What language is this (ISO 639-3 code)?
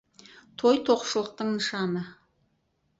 kaz